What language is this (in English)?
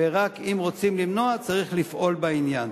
Hebrew